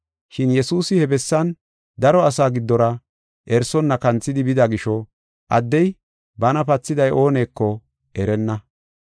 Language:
Gofa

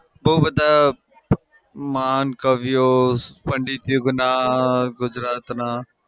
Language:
Gujarati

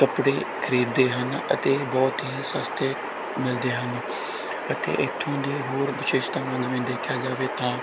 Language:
Punjabi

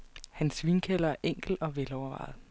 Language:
Danish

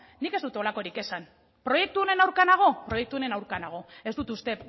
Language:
Basque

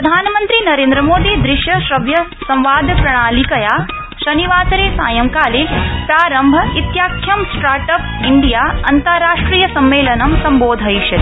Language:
Sanskrit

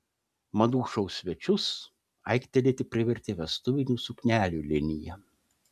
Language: Lithuanian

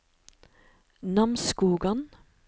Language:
Norwegian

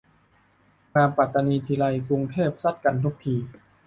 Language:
Thai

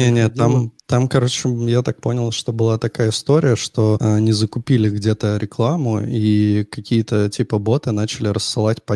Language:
Russian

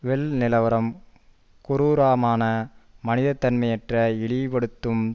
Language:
Tamil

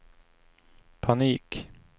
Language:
Swedish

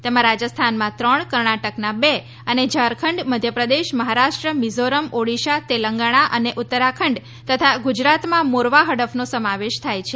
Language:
Gujarati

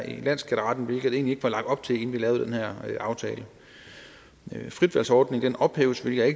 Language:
Danish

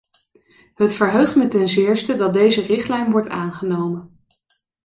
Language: Dutch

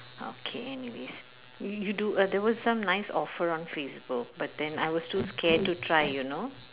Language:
English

